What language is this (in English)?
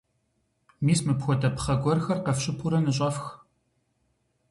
Kabardian